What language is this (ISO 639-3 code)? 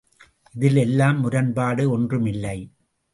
tam